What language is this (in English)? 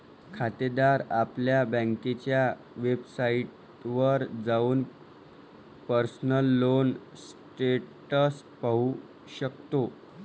Marathi